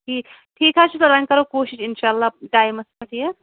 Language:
Kashmiri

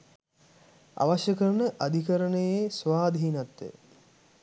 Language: Sinhala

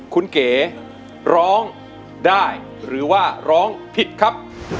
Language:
Thai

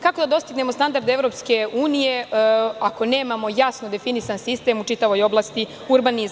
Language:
Serbian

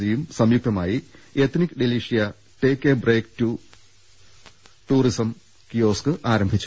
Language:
Malayalam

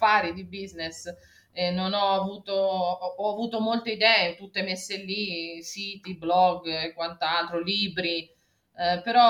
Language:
Italian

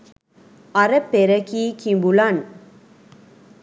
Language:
Sinhala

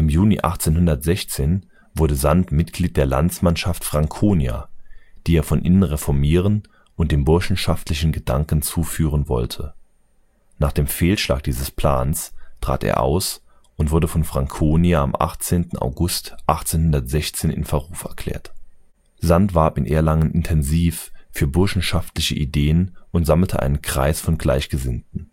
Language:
German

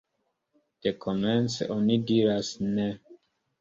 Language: Esperanto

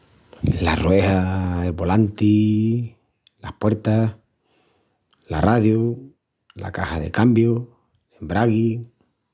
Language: Extremaduran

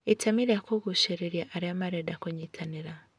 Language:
Kikuyu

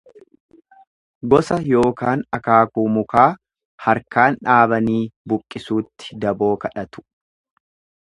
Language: Oromo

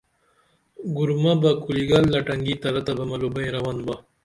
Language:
Dameli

